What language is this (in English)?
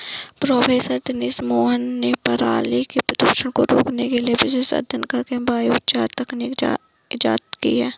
Hindi